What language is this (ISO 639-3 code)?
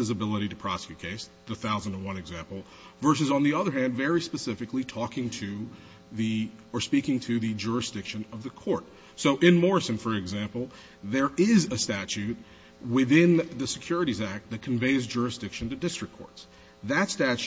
eng